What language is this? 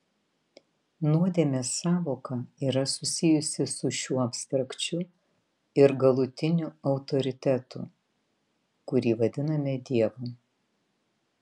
Lithuanian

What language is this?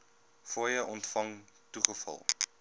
Afrikaans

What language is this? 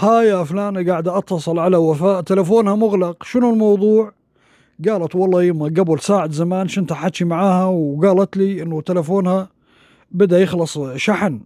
Arabic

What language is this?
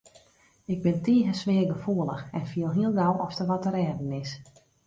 Western Frisian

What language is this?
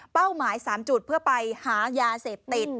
Thai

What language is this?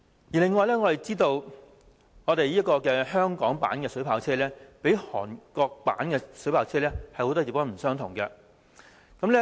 Cantonese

